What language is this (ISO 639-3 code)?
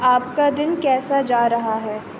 urd